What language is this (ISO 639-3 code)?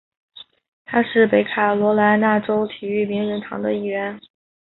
zho